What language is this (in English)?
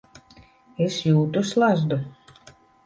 Latvian